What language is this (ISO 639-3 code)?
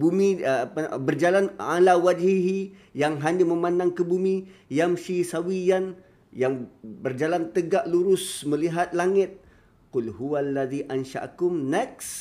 msa